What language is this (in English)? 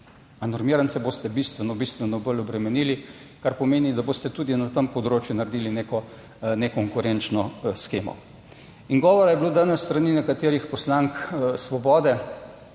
Slovenian